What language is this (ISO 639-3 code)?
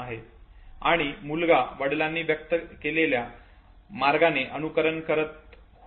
mar